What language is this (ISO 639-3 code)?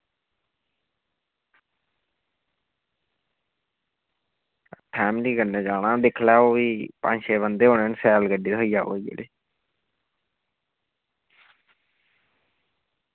doi